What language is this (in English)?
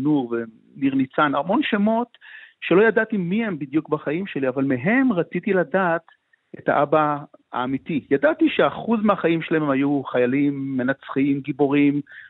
Hebrew